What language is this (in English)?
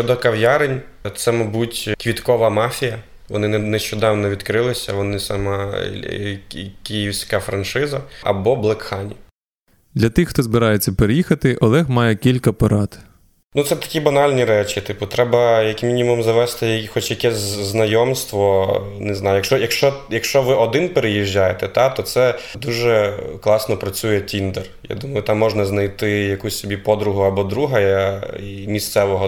Ukrainian